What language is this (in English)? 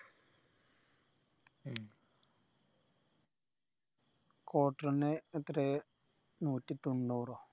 Malayalam